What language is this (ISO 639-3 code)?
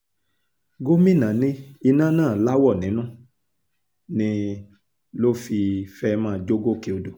yor